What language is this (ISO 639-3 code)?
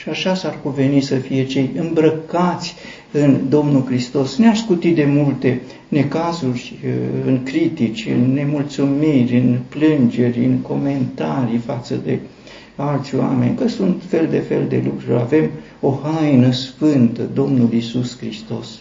ron